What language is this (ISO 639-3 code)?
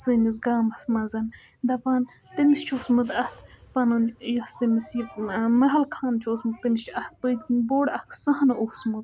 kas